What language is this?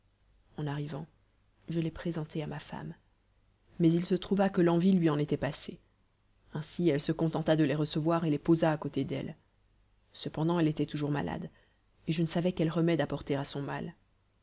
French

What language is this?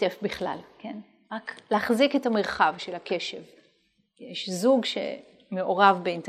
Hebrew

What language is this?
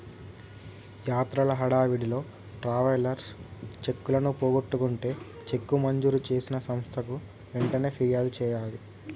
Telugu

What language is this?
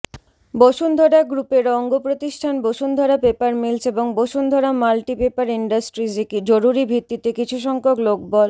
Bangla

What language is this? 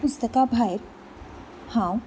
Konkani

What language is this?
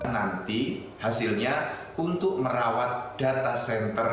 Indonesian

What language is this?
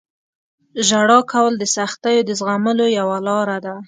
Pashto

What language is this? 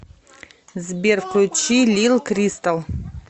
Russian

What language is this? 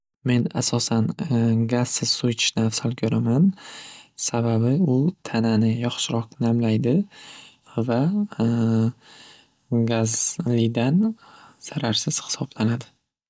Uzbek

